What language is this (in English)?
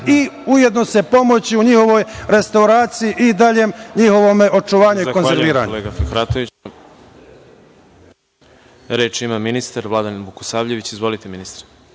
Serbian